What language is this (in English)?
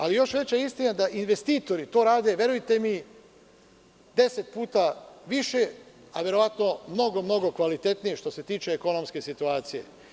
Serbian